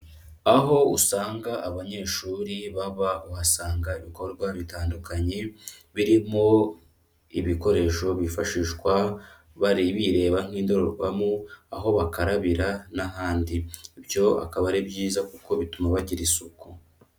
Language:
Kinyarwanda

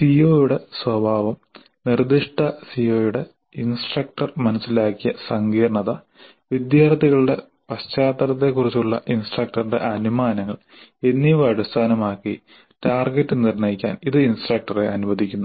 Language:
Malayalam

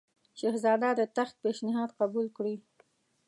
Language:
Pashto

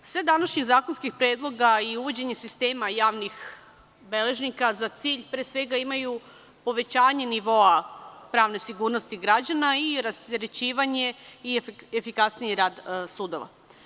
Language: Serbian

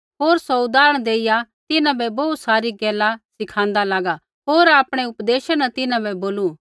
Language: Kullu Pahari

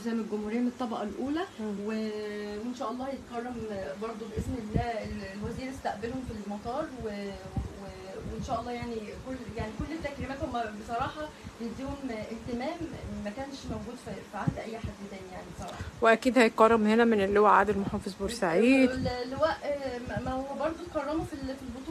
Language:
Arabic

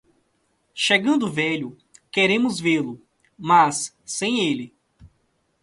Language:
Portuguese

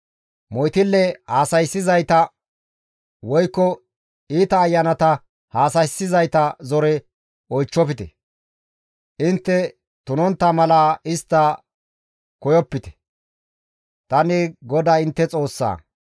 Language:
Gamo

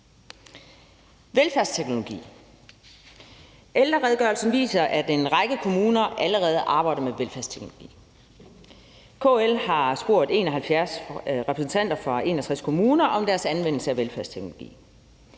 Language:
Danish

